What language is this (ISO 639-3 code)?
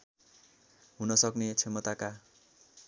nep